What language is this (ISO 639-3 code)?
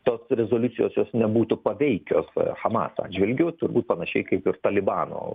lit